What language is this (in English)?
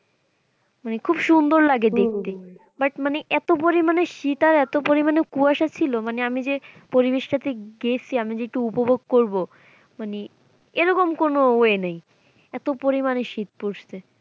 Bangla